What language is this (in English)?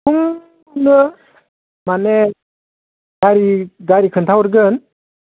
Bodo